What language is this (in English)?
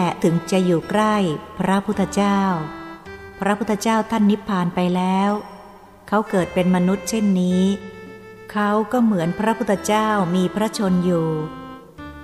Thai